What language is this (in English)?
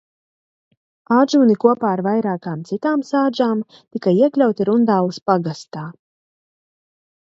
Latvian